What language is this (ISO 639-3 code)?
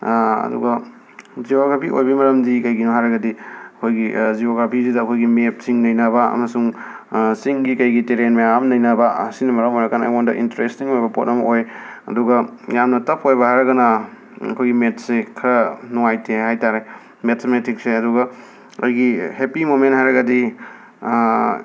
mni